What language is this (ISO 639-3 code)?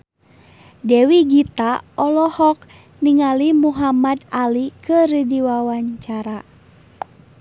sun